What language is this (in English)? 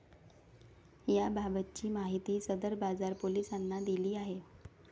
Marathi